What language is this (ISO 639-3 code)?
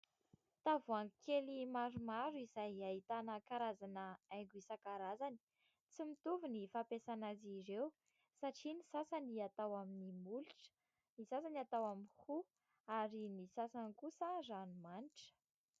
mlg